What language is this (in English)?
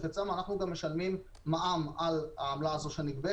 Hebrew